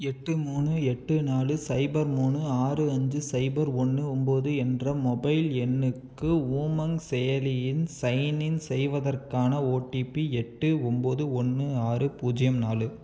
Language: Tamil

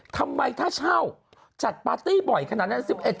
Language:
Thai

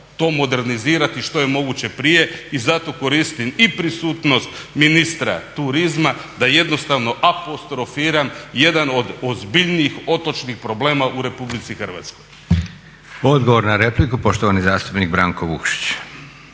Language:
Croatian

